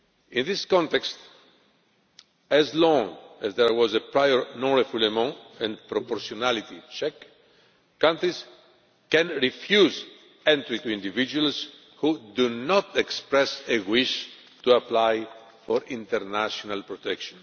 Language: English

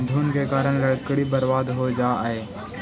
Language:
Magahi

